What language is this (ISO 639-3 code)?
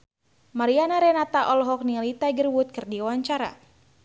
sun